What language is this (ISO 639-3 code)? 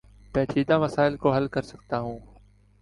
urd